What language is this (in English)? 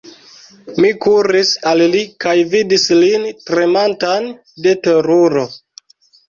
Esperanto